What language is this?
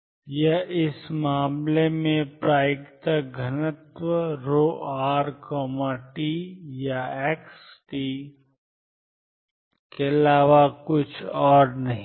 Hindi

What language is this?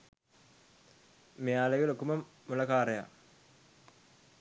Sinhala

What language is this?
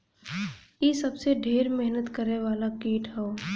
Bhojpuri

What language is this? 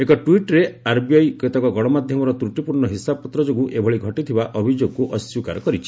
Odia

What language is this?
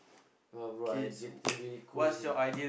English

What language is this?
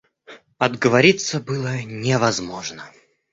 Russian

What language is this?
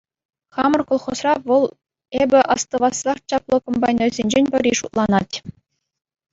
Chuvash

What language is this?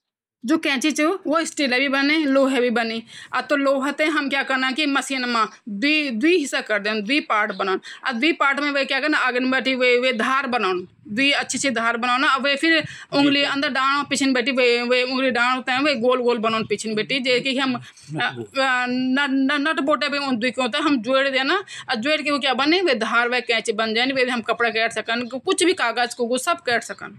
Garhwali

